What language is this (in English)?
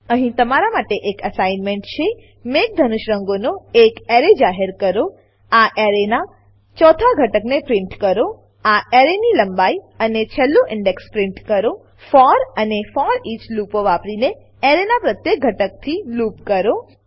Gujarati